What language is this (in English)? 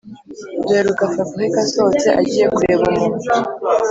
Kinyarwanda